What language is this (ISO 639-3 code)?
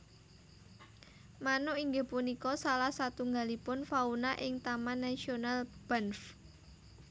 jav